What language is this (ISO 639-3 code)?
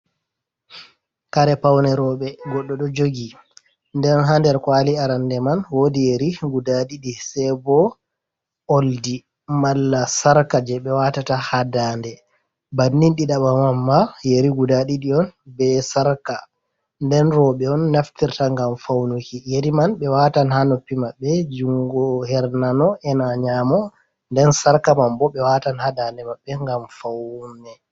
ful